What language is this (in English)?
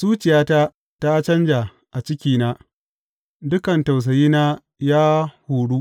Hausa